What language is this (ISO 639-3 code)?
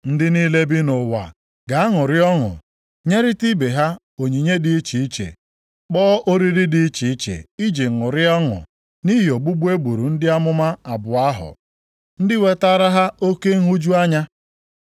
ibo